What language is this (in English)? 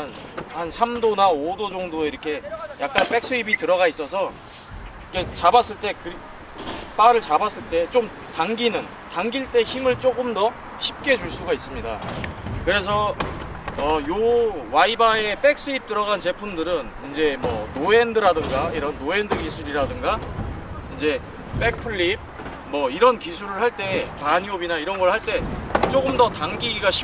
Korean